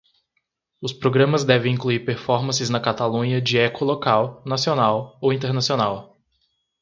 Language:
Portuguese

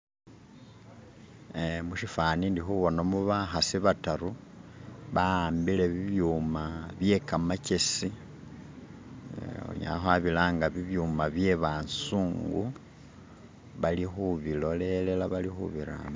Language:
Masaaba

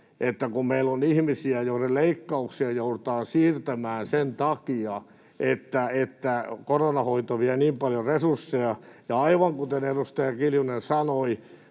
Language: Finnish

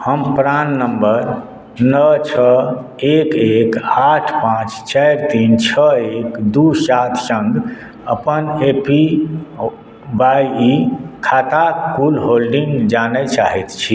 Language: Maithili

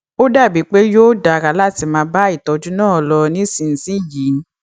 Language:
Yoruba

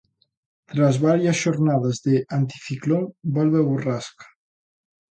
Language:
Galician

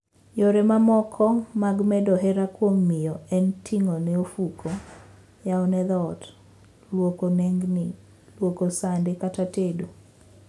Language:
Luo (Kenya and Tanzania)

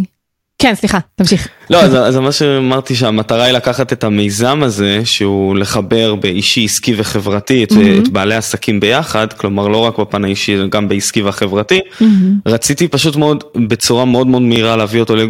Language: Hebrew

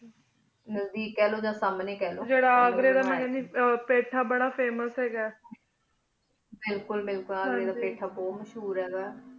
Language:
Punjabi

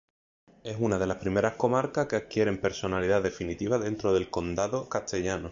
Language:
Spanish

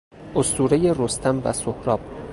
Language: Persian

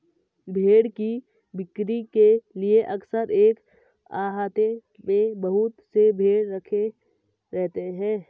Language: Hindi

